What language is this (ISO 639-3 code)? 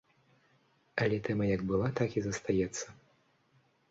bel